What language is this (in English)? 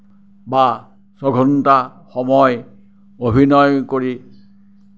Assamese